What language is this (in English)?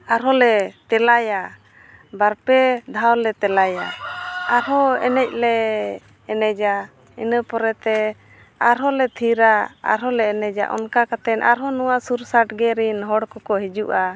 Santali